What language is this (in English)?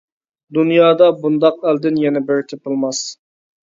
Uyghur